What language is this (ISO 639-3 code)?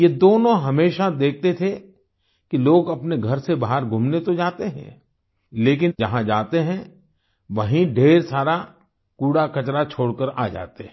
hin